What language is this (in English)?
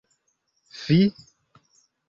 Esperanto